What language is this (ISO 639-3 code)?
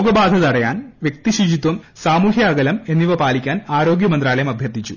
mal